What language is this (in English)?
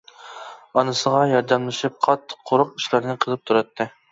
Uyghur